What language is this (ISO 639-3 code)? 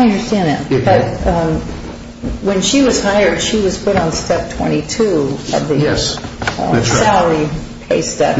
eng